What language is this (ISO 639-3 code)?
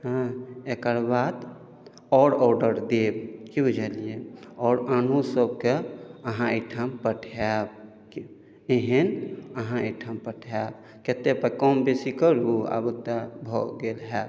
mai